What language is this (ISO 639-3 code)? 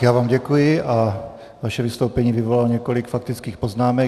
ces